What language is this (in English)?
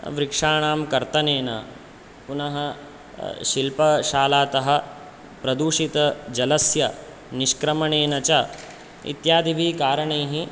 Sanskrit